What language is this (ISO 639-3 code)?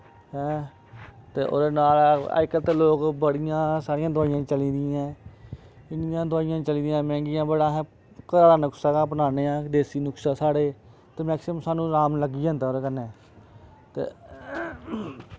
doi